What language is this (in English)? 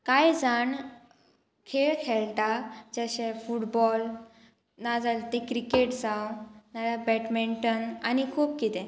Konkani